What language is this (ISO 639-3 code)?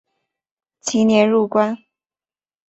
zho